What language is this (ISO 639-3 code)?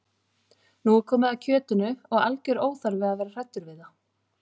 isl